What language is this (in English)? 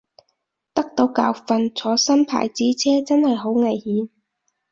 Cantonese